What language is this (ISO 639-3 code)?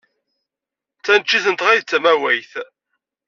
kab